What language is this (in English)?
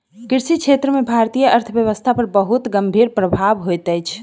Maithili